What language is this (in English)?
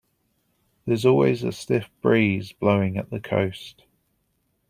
English